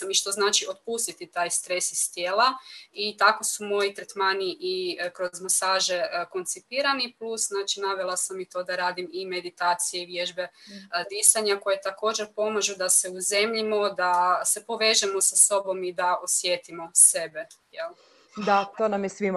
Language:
Croatian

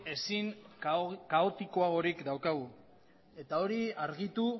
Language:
Basque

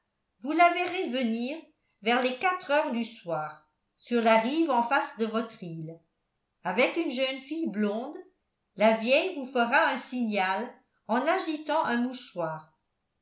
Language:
French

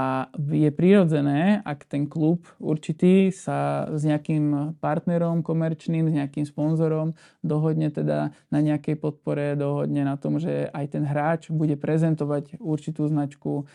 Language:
Slovak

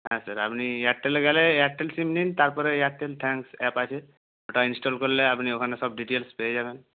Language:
Bangla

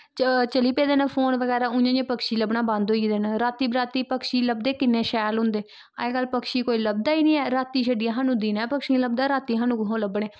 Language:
Dogri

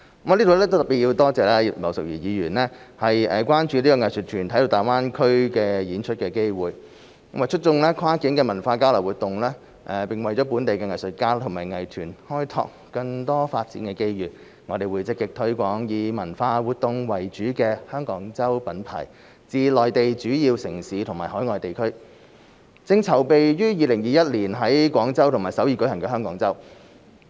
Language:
Cantonese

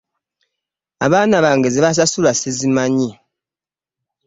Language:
Ganda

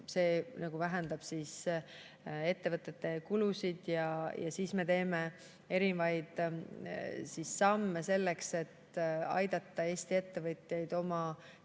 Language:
Estonian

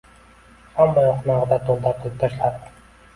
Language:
Uzbek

